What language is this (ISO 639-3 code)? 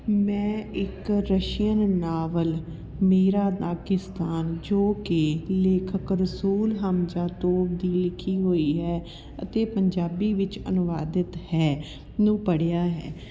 pan